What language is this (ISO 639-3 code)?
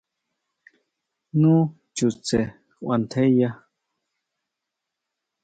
mau